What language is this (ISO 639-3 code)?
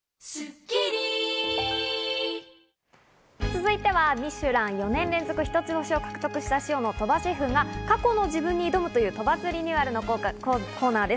jpn